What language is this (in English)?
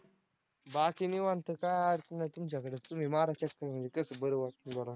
Marathi